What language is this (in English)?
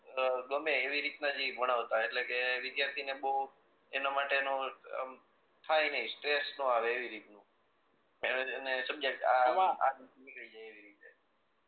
Gujarati